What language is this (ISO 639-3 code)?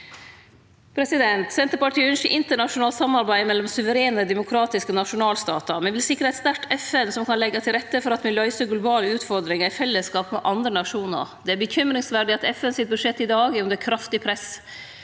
nor